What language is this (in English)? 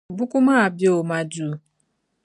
Dagbani